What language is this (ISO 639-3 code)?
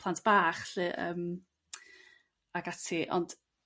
cym